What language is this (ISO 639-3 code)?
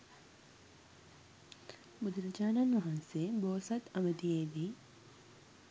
sin